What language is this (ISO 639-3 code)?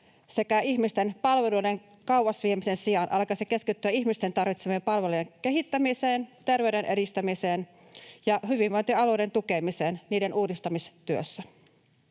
fin